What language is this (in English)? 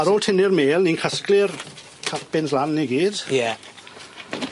Welsh